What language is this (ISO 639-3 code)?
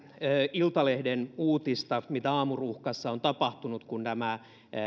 fin